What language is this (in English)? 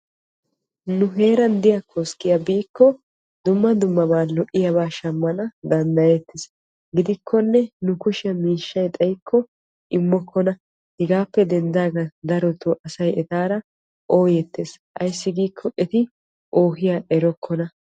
Wolaytta